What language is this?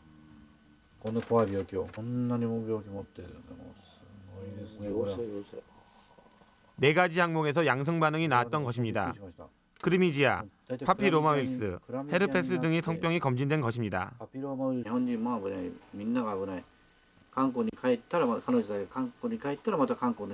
Korean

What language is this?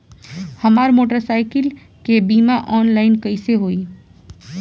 Bhojpuri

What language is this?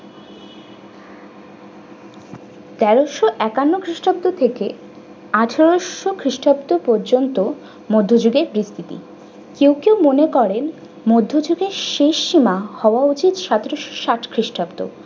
Bangla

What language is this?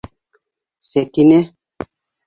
Bashkir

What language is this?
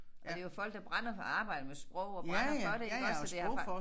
Danish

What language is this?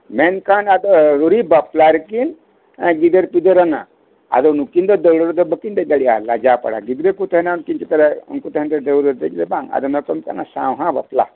Santali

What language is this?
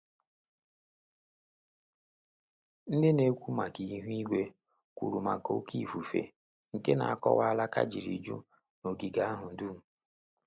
Igbo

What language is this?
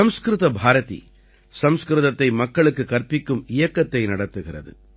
Tamil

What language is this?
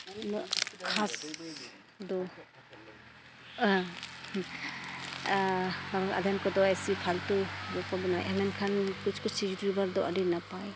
Santali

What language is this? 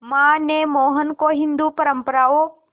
Hindi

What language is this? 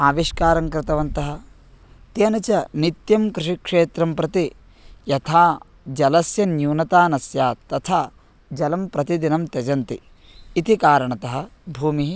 Sanskrit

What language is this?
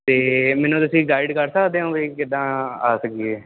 Punjabi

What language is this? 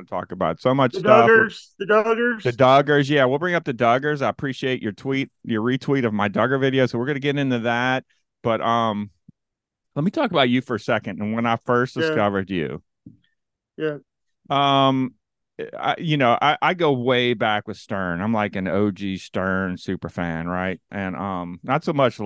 English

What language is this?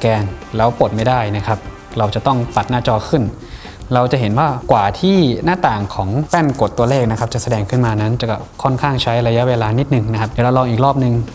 Thai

